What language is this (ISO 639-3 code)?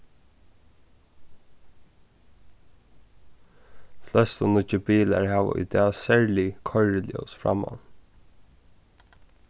fao